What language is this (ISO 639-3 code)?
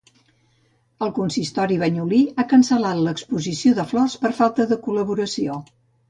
cat